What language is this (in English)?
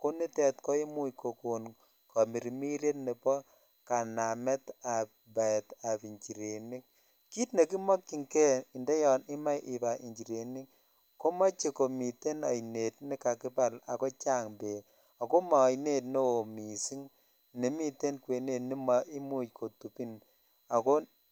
Kalenjin